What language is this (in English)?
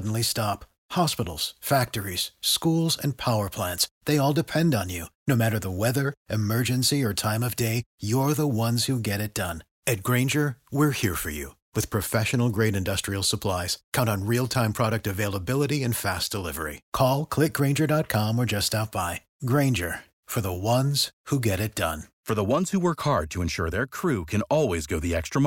Romanian